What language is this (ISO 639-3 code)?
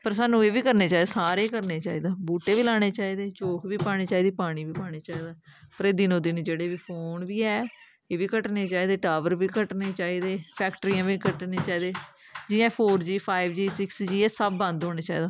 doi